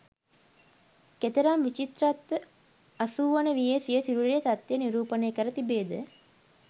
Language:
Sinhala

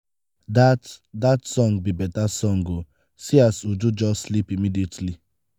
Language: Nigerian Pidgin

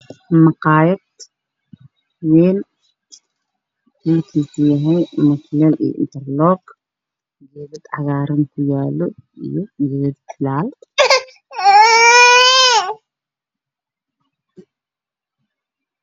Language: Somali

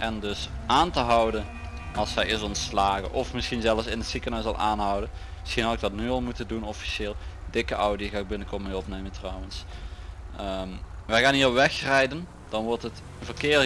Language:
Dutch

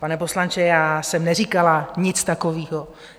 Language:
Czech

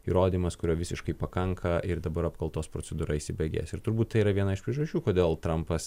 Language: Lithuanian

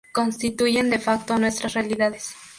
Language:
Spanish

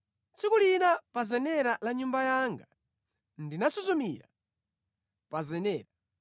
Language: Nyanja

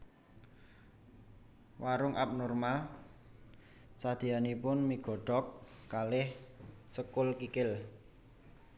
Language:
Javanese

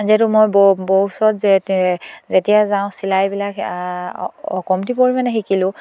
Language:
Assamese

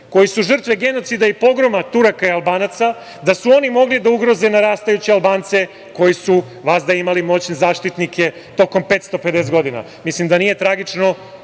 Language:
Serbian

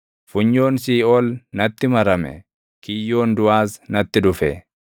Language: Oromo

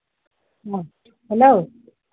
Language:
Maithili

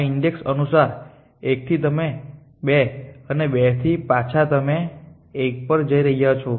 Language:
Gujarati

